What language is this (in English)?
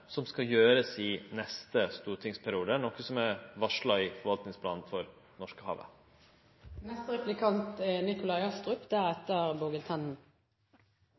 Norwegian Nynorsk